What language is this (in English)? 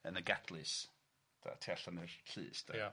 Welsh